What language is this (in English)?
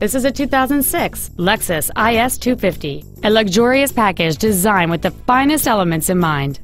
English